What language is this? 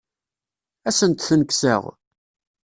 Kabyle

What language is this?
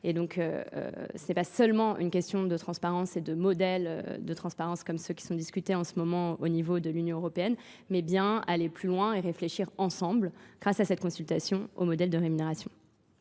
French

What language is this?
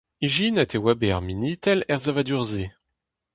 Breton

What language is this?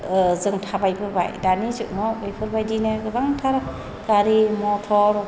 Bodo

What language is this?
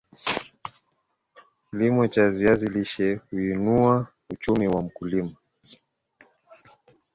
Swahili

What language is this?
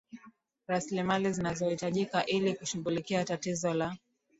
Swahili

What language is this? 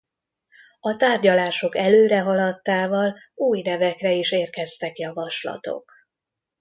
Hungarian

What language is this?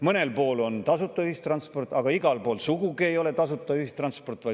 Estonian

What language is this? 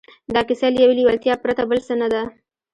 Pashto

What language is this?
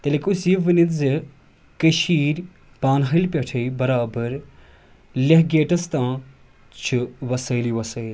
Kashmiri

